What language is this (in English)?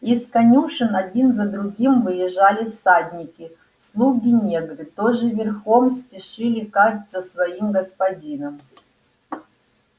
Russian